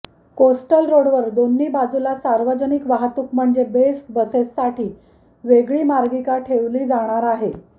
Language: Marathi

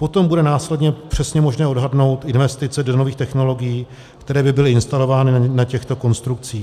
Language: Czech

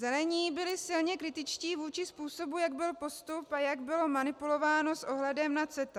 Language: Czech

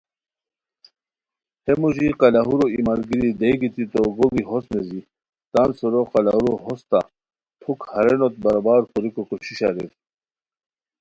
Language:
Khowar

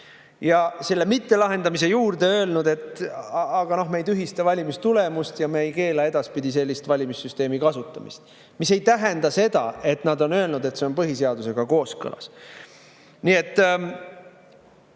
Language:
Estonian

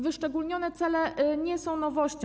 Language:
Polish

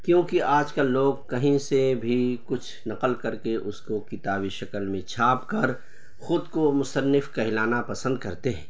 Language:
Urdu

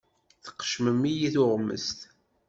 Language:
Kabyle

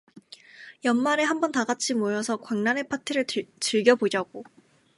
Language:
Korean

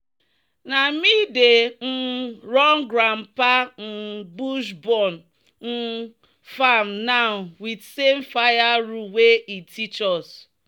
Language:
Nigerian Pidgin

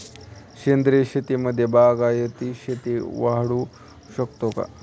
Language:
Marathi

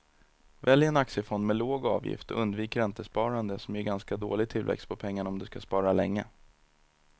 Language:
Swedish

